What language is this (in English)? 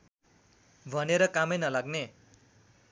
Nepali